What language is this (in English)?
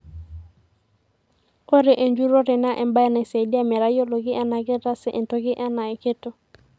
Masai